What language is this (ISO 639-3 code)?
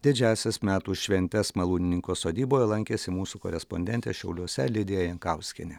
lit